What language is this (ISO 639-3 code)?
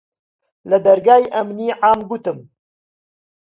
ckb